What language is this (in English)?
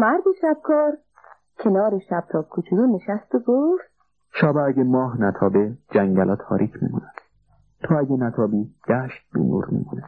Persian